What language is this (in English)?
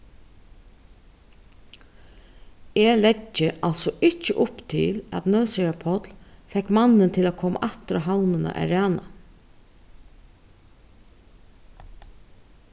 Faroese